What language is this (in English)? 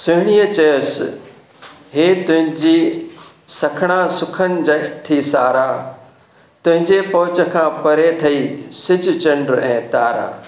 Sindhi